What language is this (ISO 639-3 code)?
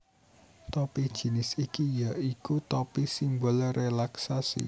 jav